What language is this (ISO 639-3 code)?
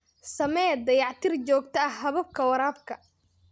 som